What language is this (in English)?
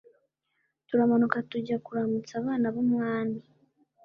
Kinyarwanda